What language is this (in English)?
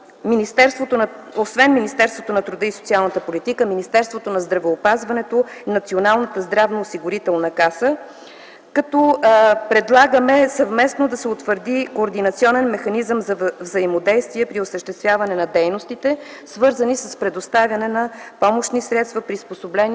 Bulgarian